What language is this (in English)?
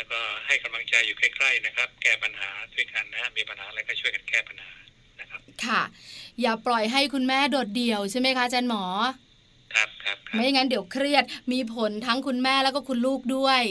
Thai